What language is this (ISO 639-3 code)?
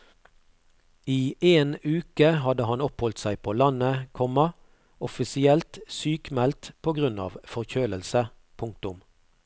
nor